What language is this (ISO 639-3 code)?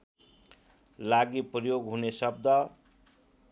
nep